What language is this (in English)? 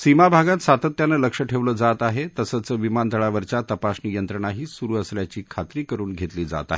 Marathi